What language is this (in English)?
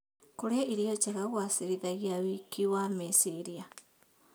Kikuyu